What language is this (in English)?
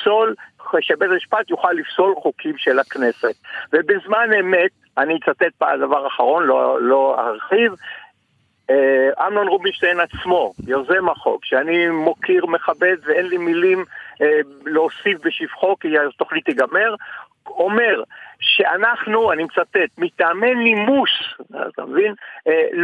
Hebrew